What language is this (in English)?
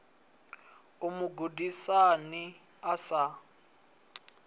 Venda